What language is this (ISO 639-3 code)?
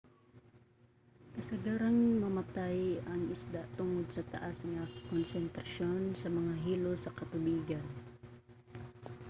ceb